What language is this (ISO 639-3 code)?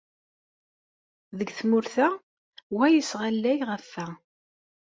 kab